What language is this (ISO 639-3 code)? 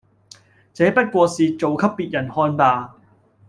yue